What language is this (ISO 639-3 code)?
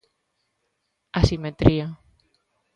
glg